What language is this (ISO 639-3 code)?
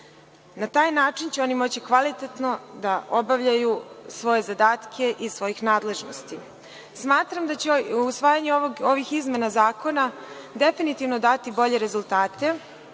srp